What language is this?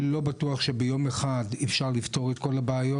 Hebrew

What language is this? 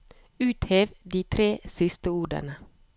Norwegian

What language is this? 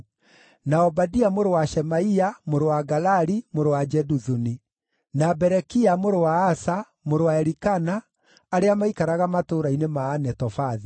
Kikuyu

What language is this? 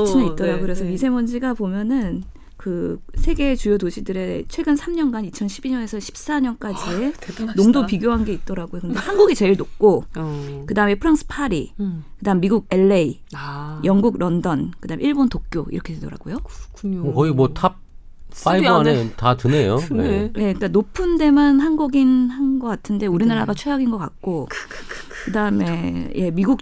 Korean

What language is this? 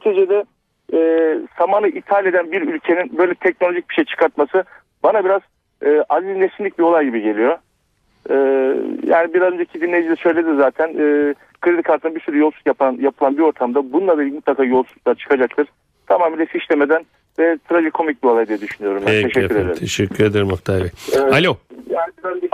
Turkish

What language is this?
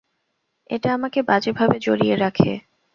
Bangla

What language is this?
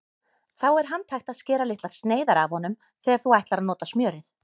Icelandic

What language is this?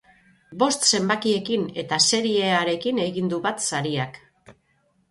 Basque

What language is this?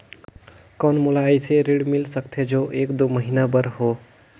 Chhattisgarhi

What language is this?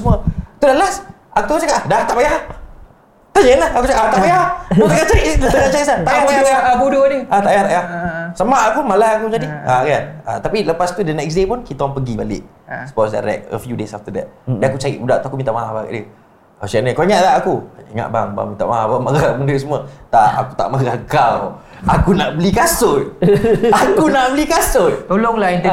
Malay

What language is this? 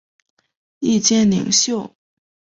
Chinese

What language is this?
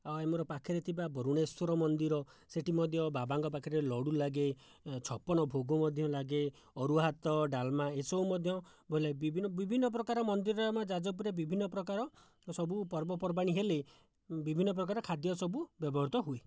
Odia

